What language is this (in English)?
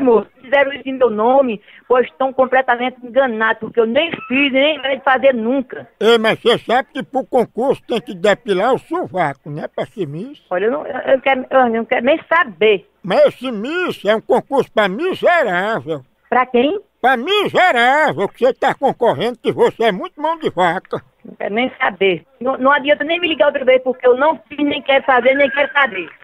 Portuguese